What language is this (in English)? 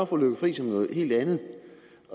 Danish